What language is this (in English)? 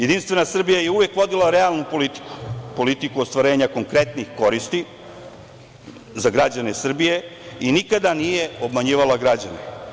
Serbian